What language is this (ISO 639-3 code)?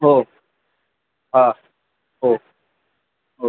mar